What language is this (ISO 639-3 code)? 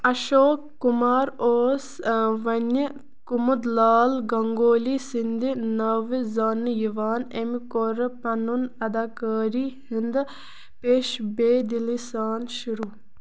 kas